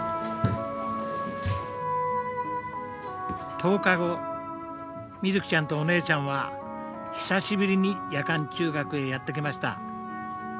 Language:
Japanese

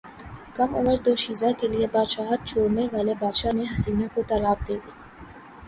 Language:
Urdu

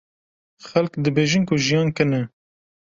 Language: Kurdish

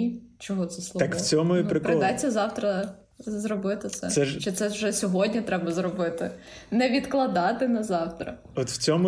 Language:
Ukrainian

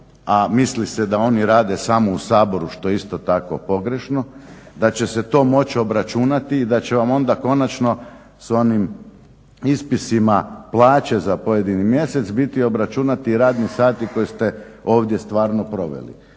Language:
Croatian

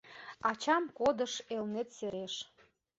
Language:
Mari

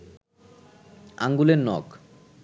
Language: Bangla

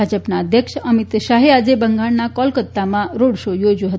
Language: Gujarati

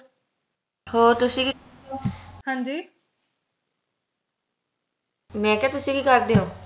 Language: Punjabi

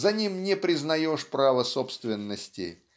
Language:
Russian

